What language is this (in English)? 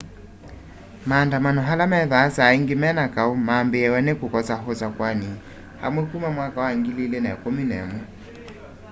Kamba